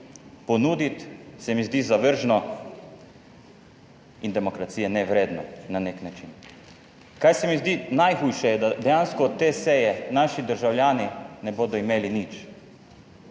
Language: Slovenian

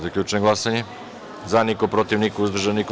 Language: Serbian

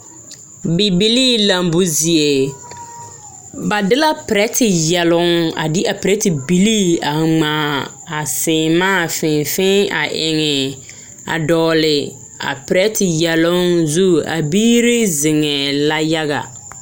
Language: Southern Dagaare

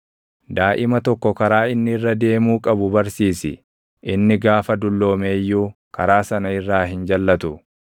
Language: Oromo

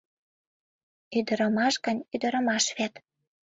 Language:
Mari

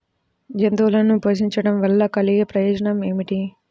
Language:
Telugu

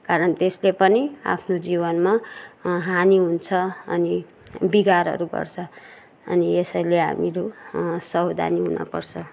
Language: Nepali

